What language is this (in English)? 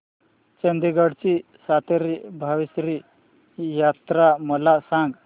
Marathi